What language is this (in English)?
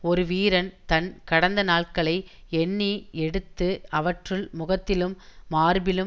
Tamil